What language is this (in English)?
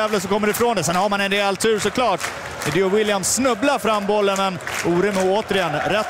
Swedish